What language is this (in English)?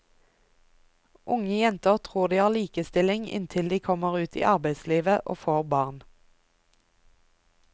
Norwegian